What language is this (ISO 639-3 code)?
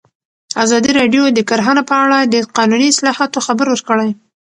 pus